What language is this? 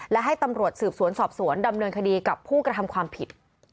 Thai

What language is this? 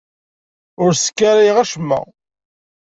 Kabyle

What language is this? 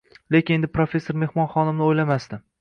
Uzbek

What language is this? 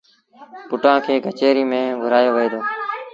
Sindhi Bhil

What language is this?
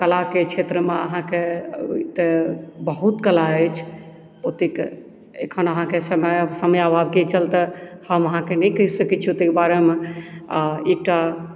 Maithili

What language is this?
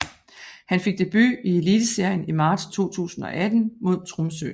Danish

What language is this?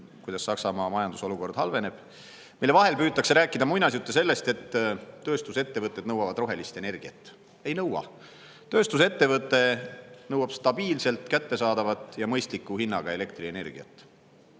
Estonian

